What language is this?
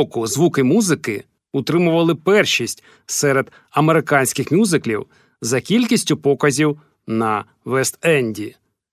Ukrainian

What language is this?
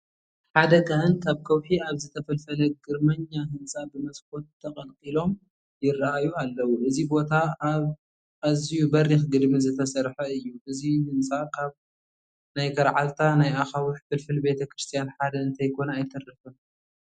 Tigrinya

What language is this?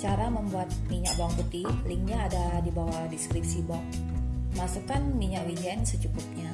Indonesian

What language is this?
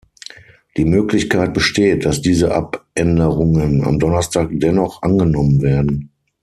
German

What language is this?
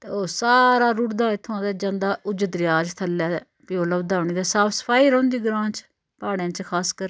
Dogri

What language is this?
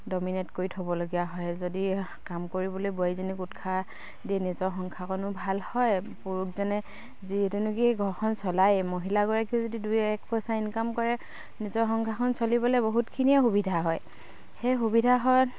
Assamese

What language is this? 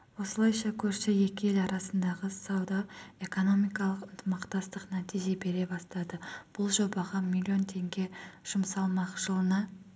Kazakh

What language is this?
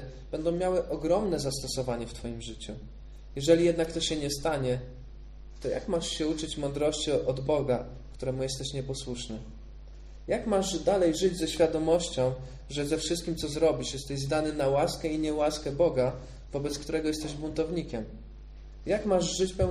Polish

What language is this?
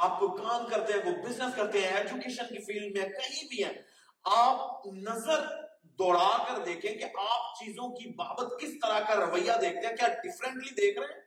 Urdu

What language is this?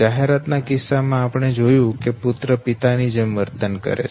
Gujarati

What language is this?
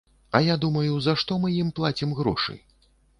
Belarusian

